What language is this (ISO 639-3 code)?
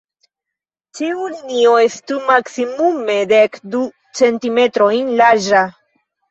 epo